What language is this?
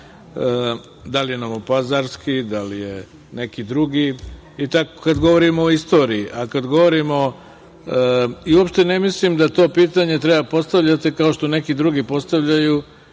Serbian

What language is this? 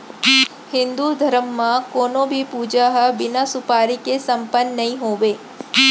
Chhattisgarhi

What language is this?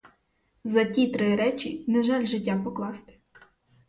Ukrainian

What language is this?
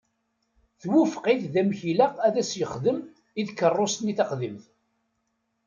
Kabyle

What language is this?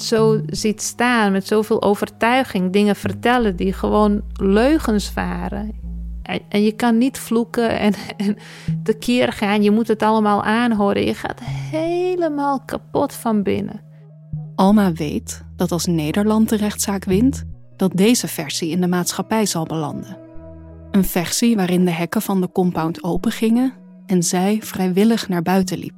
Dutch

